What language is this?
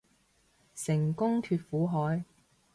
Cantonese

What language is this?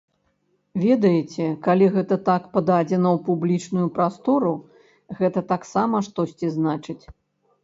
Belarusian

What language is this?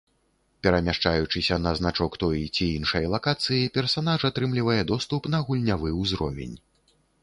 Belarusian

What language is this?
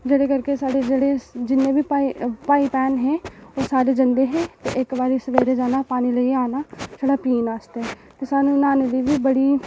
Dogri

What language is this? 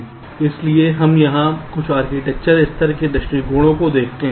Hindi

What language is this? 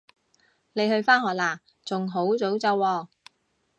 Cantonese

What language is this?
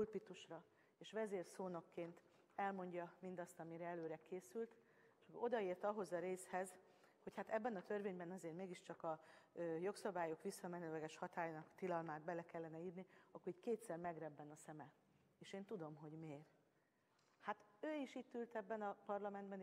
Hungarian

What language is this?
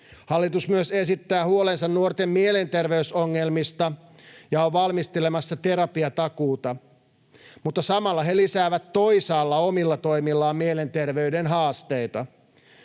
Finnish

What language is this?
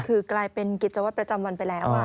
Thai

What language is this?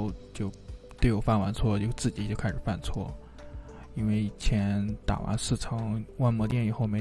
Chinese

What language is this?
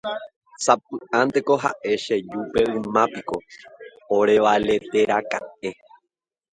Guarani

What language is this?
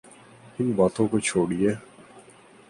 Urdu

